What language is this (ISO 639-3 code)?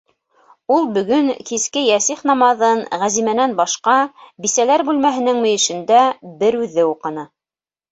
bak